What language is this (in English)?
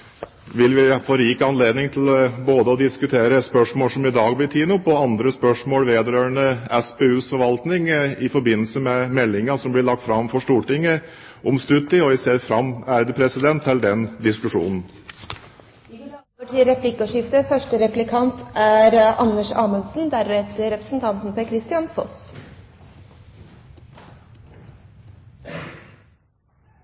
Norwegian Bokmål